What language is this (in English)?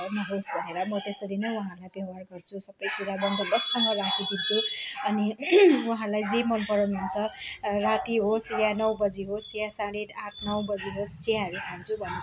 Nepali